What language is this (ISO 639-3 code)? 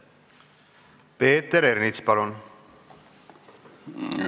est